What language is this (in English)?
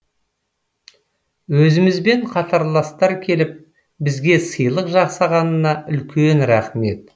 Kazakh